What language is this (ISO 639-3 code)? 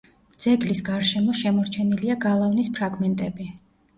kat